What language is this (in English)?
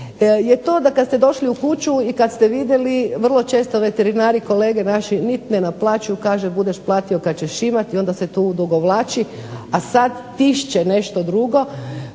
Croatian